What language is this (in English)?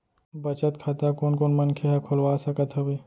Chhattisgarhi